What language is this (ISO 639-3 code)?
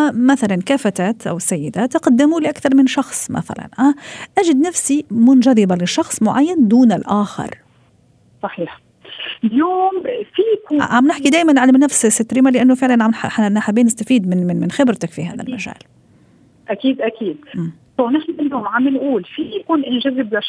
ara